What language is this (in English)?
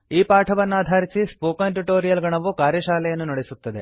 Kannada